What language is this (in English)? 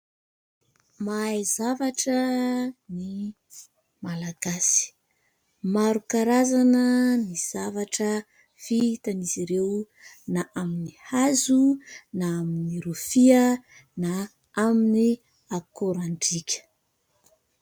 Malagasy